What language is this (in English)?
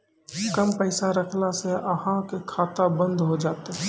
Maithili